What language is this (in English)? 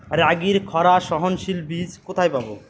Bangla